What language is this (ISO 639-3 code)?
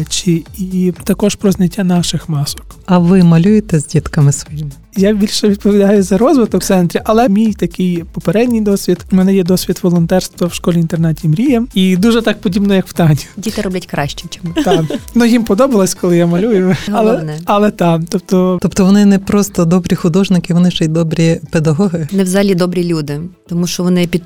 ukr